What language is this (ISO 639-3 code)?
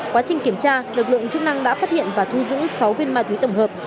vie